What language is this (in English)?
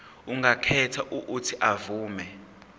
Zulu